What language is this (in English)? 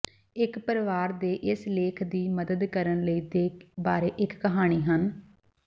Punjabi